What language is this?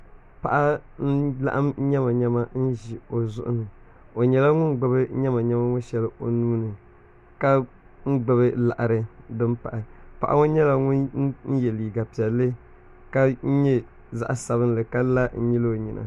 Dagbani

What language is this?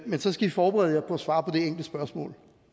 Danish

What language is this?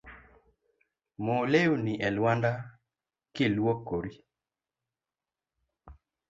Luo (Kenya and Tanzania)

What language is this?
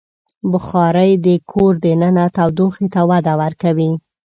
Pashto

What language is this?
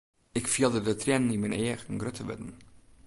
Western Frisian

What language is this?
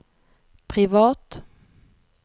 Norwegian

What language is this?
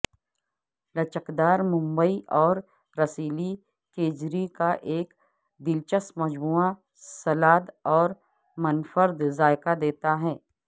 Urdu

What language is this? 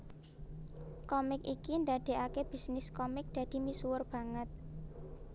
Javanese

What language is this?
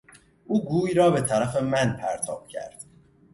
Persian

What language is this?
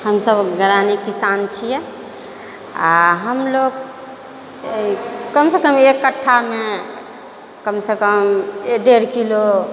Maithili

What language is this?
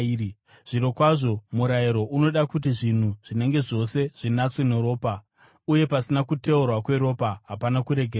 Shona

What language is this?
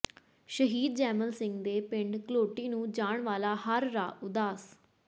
Punjabi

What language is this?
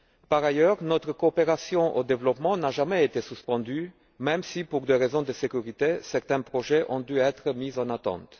French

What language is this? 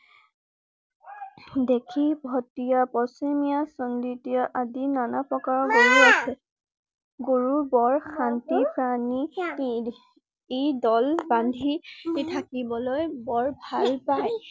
Assamese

